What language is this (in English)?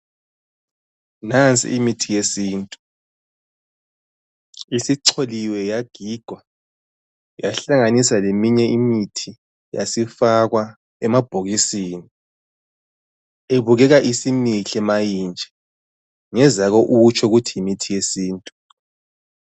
North Ndebele